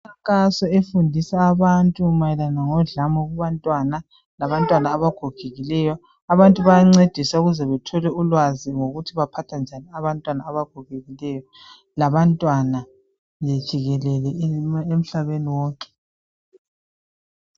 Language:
North Ndebele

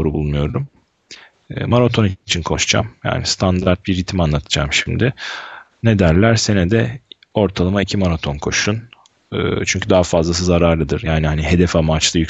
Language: Turkish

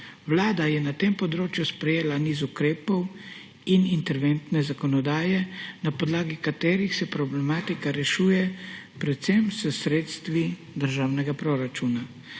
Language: Slovenian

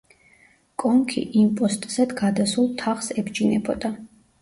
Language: Georgian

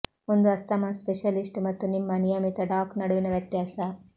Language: Kannada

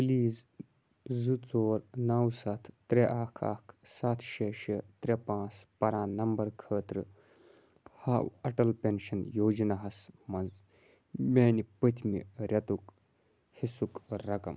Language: Kashmiri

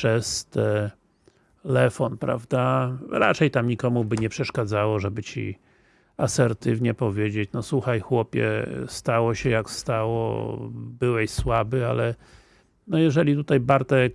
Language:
Polish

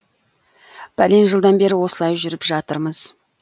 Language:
Kazakh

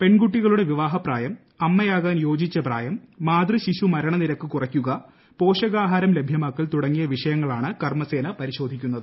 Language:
Malayalam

